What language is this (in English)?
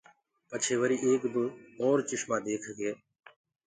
Gurgula